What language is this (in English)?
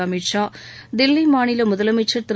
Tamil